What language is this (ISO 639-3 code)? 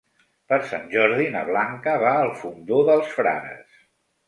cat